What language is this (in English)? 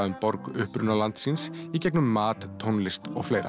Icelandic